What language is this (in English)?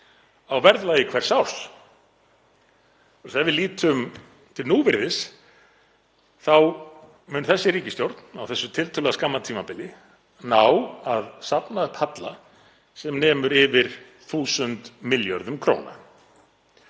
Icelandic